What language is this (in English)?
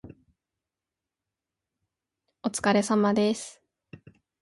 Japanese